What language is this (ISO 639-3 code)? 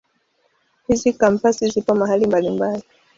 swa